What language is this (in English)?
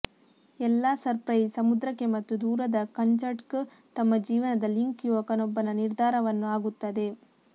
Kannada